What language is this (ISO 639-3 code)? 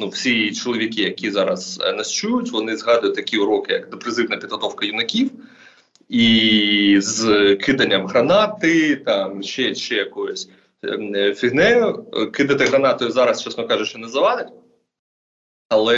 ukr